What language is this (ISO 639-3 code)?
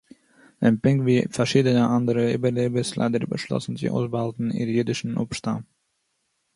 yid